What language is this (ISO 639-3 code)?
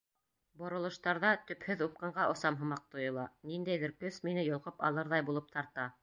bak